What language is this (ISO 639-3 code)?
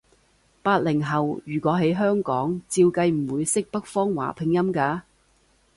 yue